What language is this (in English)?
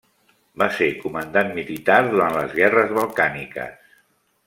Catalan